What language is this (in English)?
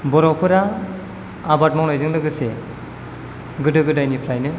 Bodo